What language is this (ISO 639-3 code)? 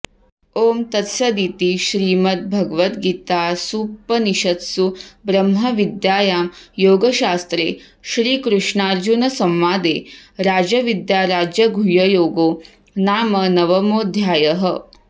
san